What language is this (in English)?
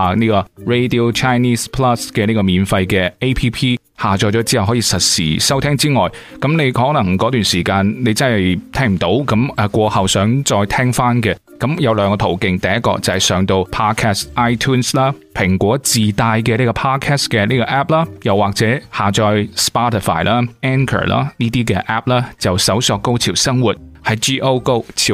Chinese